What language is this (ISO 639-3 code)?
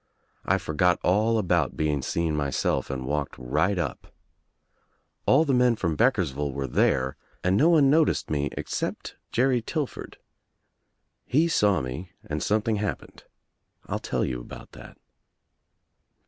eng